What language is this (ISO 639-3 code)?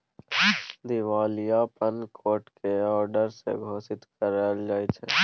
mai